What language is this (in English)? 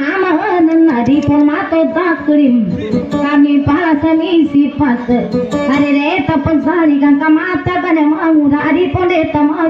Indonesian